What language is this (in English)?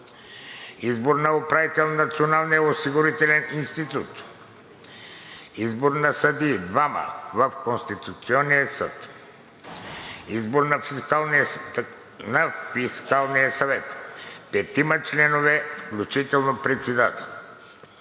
Bulgarian